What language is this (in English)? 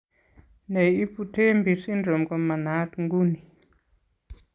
Kalenjin